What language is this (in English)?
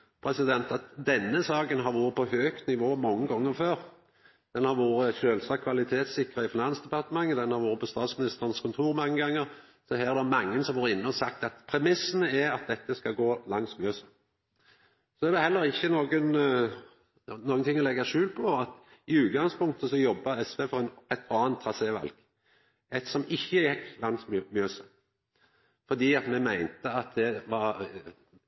Norwegian Nynorsk